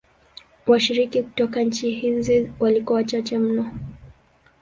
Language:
Swahili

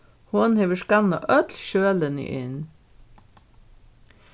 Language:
Faroese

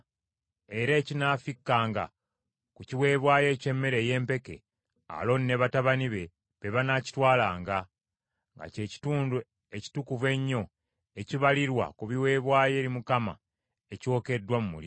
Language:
Ganda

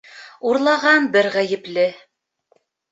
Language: Bashkir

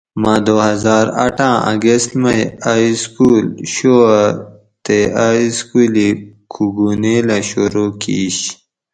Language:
Gawri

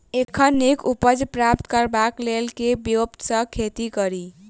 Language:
Maithili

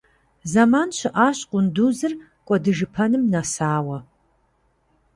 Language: Kabardian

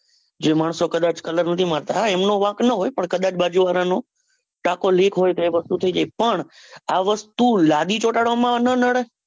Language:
Gujarati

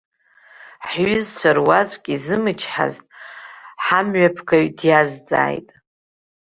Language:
Abkhazian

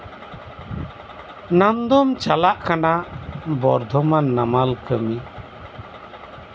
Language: Santali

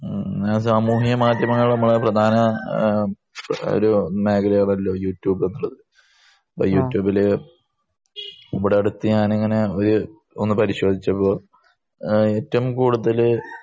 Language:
Malayalam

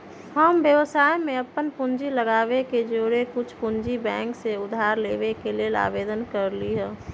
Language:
Magahi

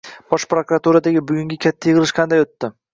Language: Uzbek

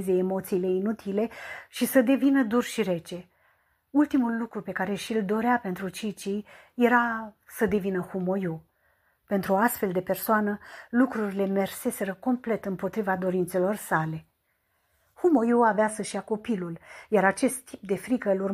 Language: Romanian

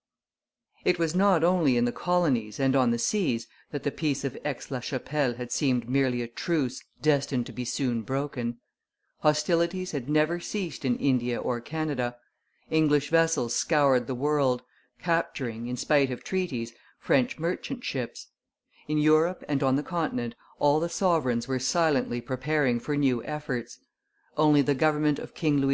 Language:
English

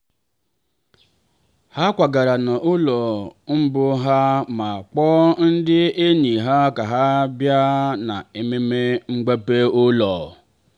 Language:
Igbo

